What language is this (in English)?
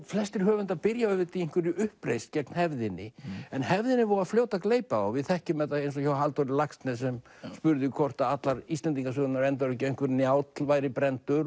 Icelandic